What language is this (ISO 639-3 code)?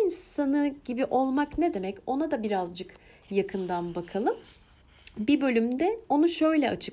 tur